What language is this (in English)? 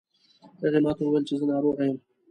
Pashto